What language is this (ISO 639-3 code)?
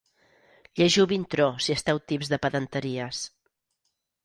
cat